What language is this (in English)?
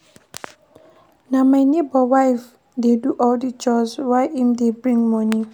Nigerian Pidgin